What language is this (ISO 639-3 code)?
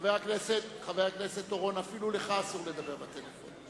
heb